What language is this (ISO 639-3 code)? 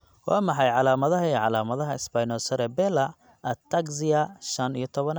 som